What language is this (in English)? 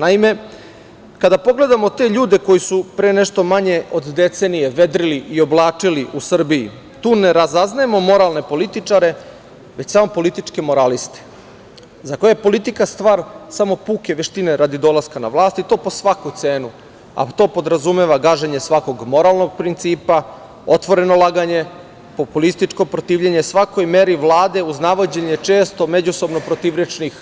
Serbian